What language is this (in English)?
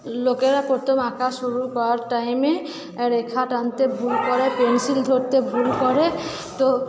Bangla